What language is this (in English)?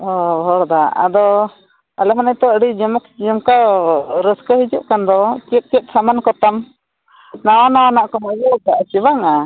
Santali